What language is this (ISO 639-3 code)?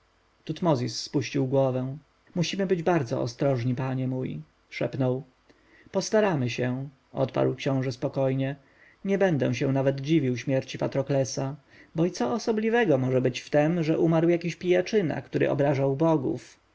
pol